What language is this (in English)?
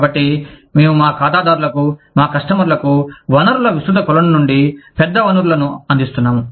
Telugu